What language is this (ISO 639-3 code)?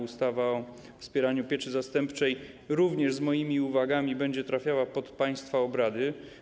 pol